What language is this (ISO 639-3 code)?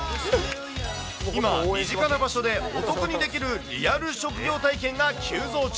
jpn